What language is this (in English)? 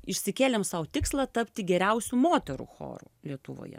Lithuanian